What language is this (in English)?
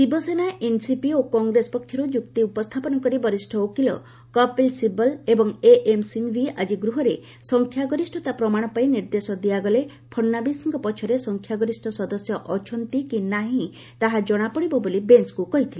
Odia